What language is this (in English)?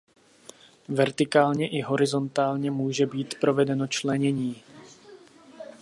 Czech